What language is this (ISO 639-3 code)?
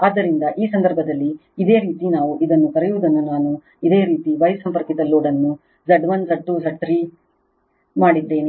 kan